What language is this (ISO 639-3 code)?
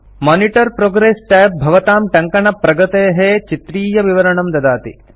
san